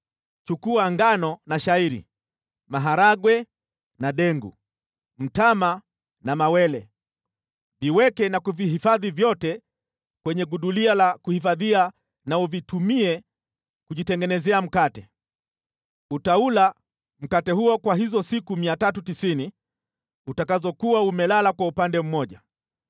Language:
Swahili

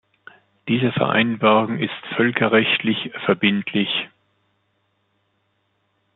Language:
German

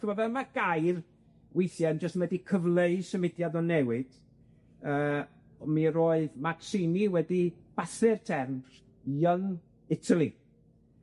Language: Welsh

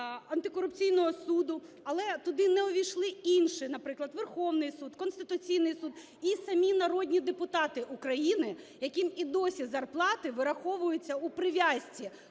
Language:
Ukrainian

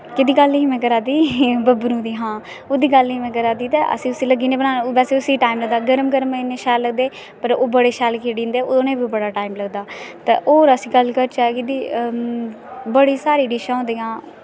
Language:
Dogri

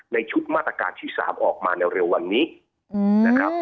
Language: Thai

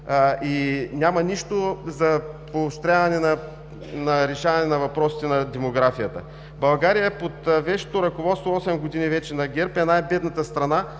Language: Bulgarian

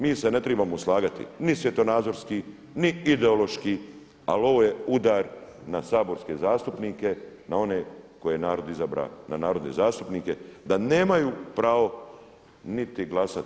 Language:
Croatian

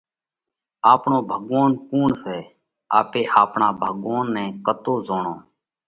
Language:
Parkari Koli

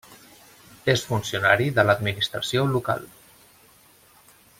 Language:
Catalan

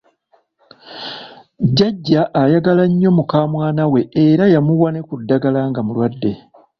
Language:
Ganda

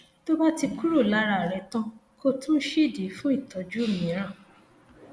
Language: Yoruba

